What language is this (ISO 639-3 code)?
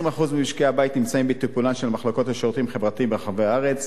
heb